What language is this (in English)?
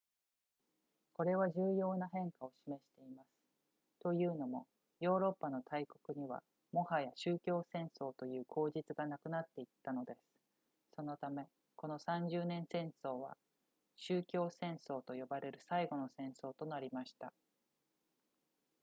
Japanese